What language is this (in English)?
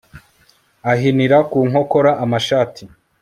Kinyarwanda